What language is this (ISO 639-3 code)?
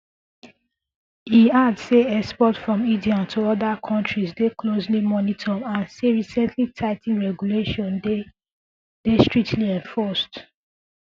pcm